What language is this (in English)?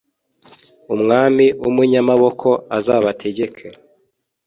Kinyarwanda